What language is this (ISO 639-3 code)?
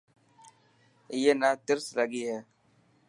mki